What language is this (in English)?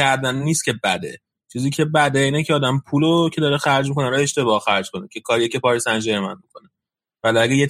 Persian